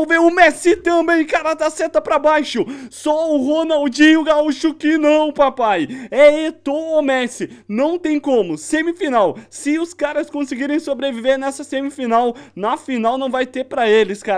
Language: Portuguese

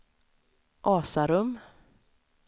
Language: Swedish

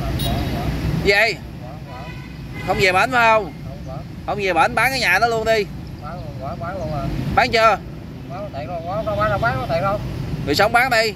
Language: Vietnamese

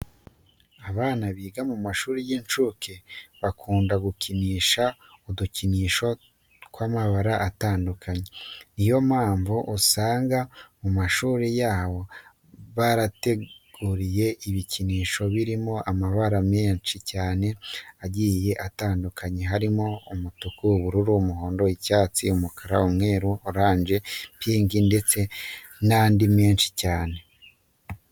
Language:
Kinyarwanda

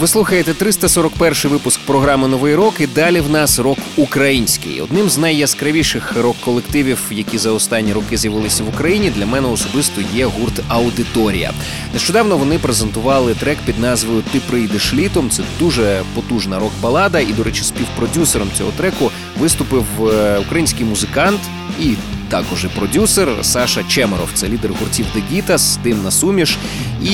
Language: Ukrainian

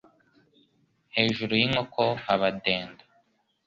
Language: Kinyarwanda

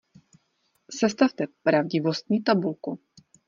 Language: Czech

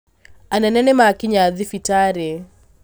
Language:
Kikuyu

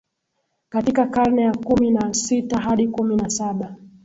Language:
Swahili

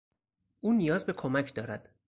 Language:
Persian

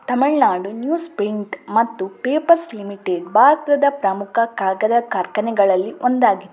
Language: Kannada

